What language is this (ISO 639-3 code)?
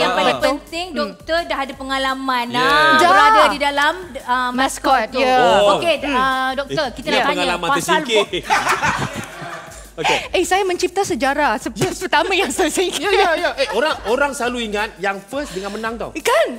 msa